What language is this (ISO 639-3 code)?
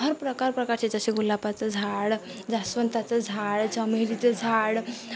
mar